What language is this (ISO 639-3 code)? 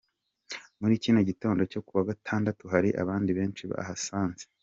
kin